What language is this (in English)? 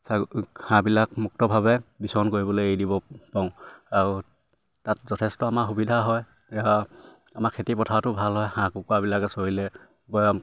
Assamese